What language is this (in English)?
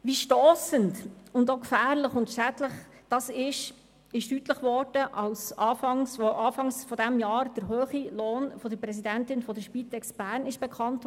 Swiss German